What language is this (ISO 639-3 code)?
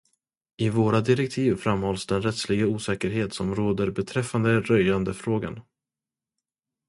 swe